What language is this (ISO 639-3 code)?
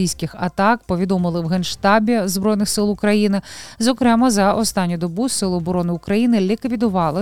ukr